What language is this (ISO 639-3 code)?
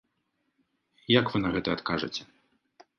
bel